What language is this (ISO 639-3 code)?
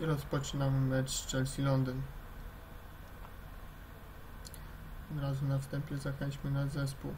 pol